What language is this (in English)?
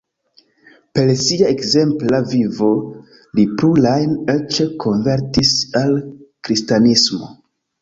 Esperanto